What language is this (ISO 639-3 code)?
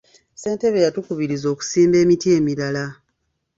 lug